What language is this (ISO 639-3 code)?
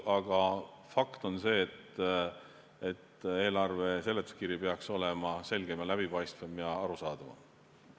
est